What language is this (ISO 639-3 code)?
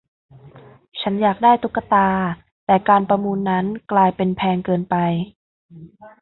tha